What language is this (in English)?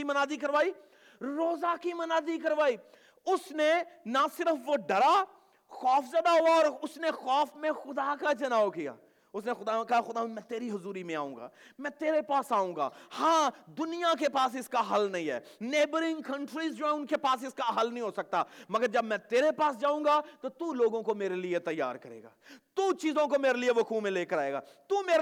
Urdu